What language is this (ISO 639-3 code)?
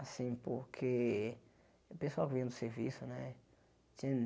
por